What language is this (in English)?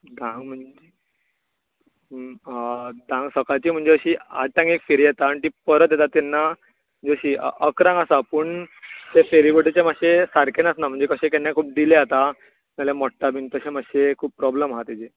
Konkani